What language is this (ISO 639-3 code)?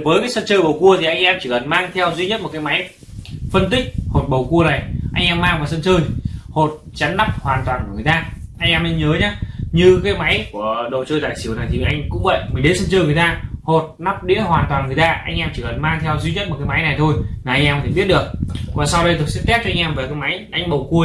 vie